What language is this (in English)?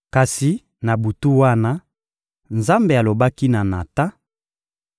Lingala